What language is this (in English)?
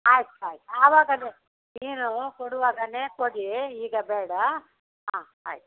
Kannada